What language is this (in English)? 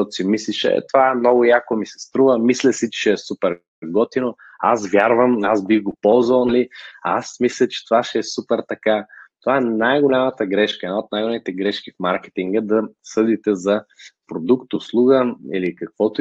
Bulgarian